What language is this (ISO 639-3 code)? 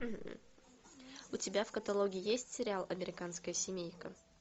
rus